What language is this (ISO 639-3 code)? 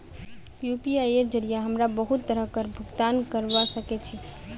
mag